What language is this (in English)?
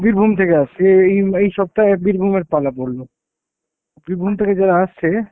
Bangla